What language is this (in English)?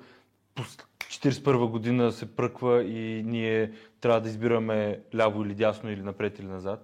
Bulgarian